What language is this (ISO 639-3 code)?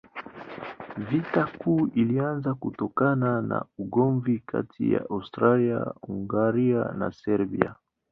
swa